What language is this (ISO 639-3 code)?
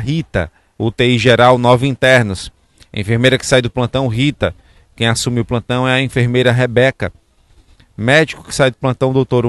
por